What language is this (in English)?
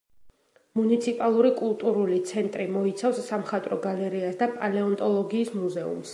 Georgian